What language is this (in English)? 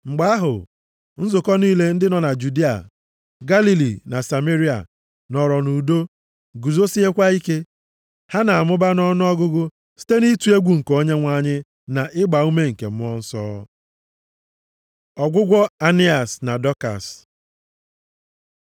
Igbo